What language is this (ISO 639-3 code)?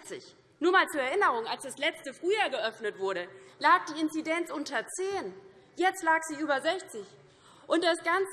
deu